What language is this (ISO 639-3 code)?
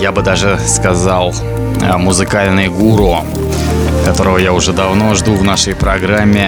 rus